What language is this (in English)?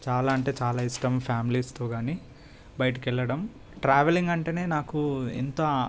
Telugu